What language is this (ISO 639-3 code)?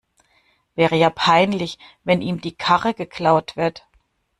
deu